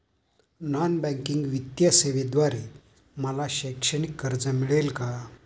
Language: Marathi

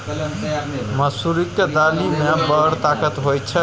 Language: Maithili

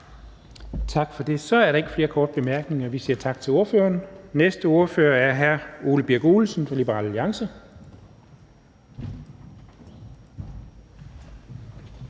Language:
Danish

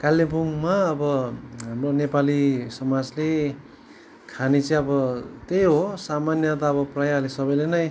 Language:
Nepali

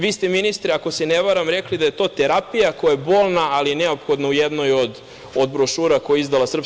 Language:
Serbian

